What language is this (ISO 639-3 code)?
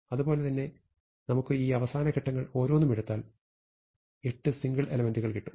mal